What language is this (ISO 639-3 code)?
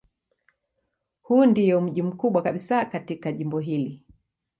swa